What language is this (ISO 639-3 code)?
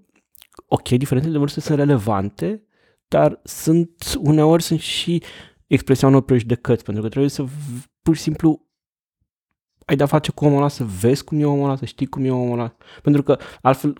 ron